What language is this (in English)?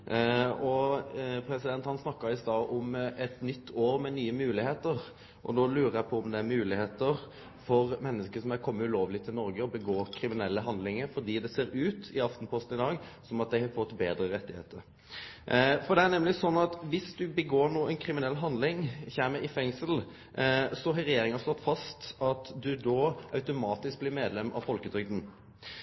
Norwegian Nynorsk